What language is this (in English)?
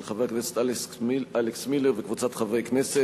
Hebrew